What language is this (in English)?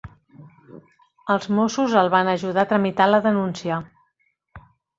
Catalan